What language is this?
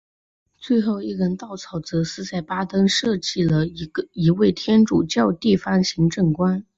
Chinese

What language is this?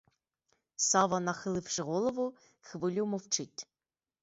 Ukrainian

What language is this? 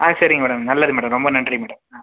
Tamil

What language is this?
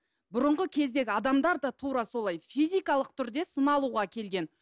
Kazakh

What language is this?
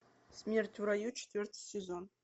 Russian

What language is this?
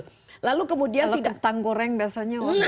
Indonesian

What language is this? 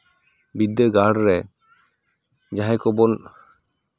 Santali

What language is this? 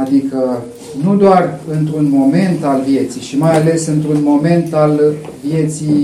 Romanian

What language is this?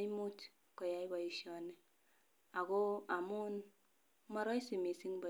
Kalenjin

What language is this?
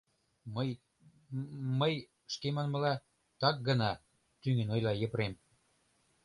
Mari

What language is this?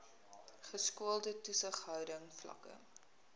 Afrikaans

